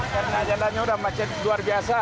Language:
Indonesian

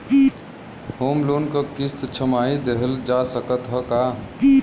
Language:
Bhojpuri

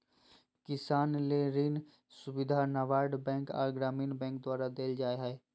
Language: Magahi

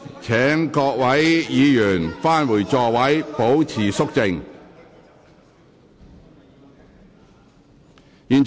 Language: Cantonese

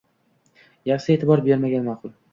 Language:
Uzbek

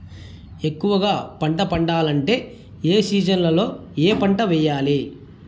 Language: Telugu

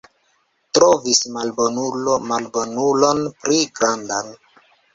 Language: Esperanto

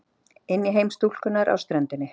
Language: Icelandic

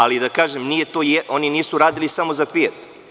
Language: Serbian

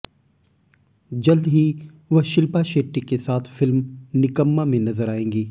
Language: Hindi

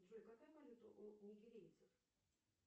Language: Russian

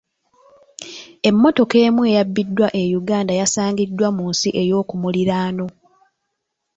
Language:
Ganda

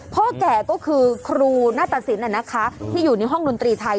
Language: Thai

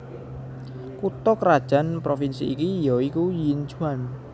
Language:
Javanese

